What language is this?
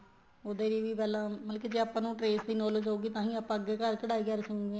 Punjabi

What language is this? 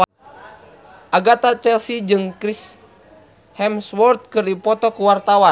Sundanese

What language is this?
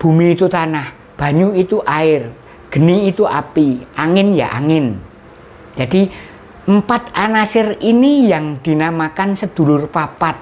Indonesian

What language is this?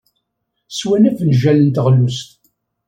Kabyle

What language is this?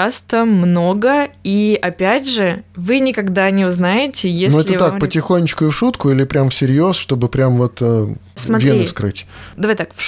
Russian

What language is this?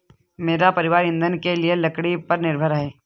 Hindi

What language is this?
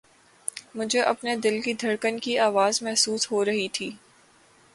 Urdu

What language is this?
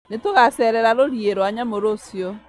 Kikuyu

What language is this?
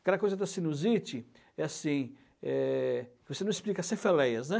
Portuguese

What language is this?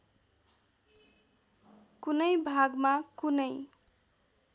Nepali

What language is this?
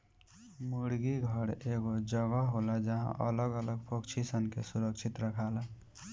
Bhojpuri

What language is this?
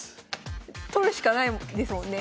Japanese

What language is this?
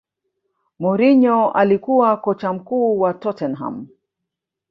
Swahili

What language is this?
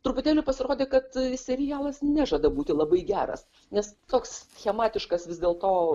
Lithuanian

